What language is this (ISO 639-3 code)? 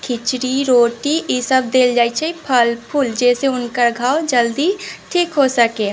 mai